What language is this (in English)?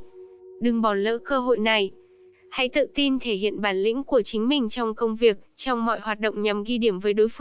Vietnamese